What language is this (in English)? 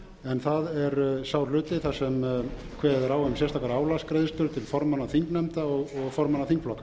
Icelandic